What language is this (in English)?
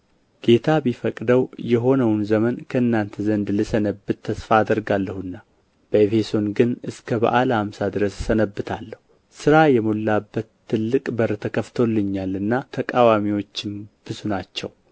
Amharic